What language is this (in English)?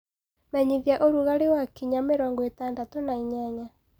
Kikuyu